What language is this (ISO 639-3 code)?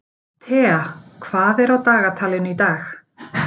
isl